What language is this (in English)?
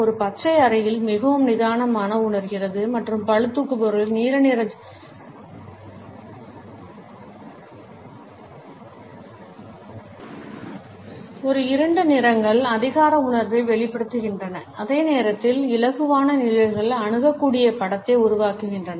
Tamil